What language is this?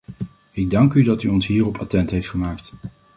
Dutch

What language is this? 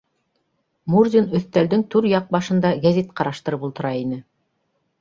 Bashkir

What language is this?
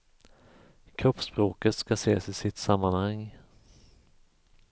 Swedish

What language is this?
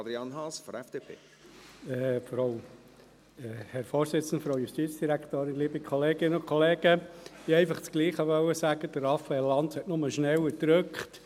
Swiss German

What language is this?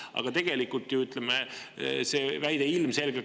Estonian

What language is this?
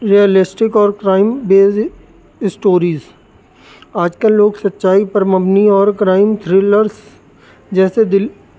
Urdu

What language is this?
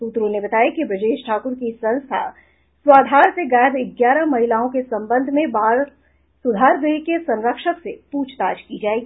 Hindi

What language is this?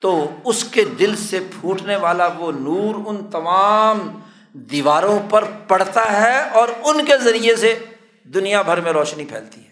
Urdu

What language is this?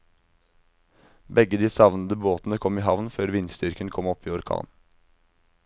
Norwegian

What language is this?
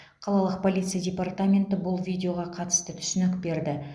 Kazakh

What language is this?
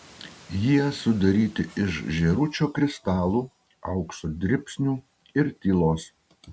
Lithuanian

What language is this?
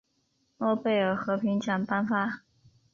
Chinese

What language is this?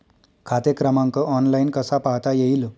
Marathi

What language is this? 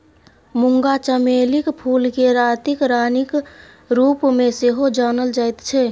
Maithili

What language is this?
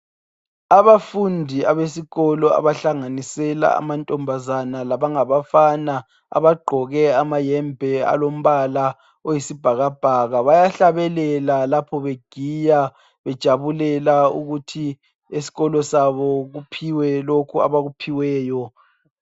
North Ndebele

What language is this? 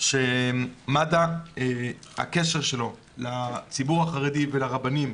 Hebrew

